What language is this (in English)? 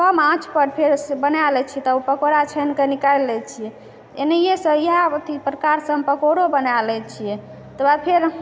Maithili